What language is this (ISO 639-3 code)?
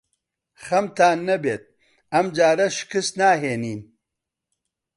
ckb